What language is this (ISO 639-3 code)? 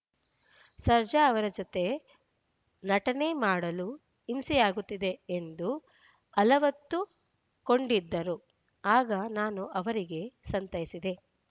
kan